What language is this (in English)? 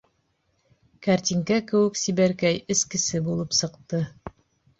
Bashkir